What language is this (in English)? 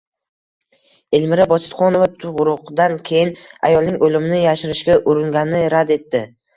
Uzbek